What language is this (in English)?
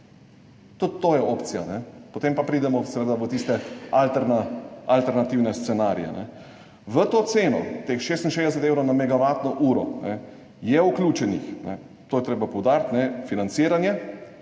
Slovenian